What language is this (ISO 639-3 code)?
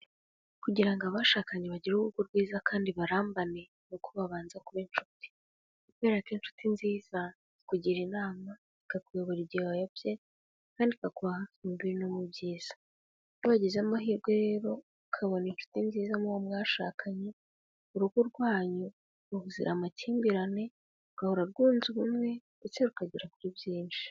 kin